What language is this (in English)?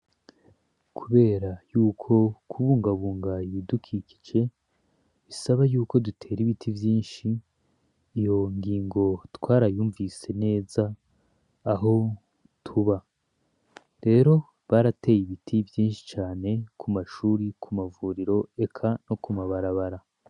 Rundi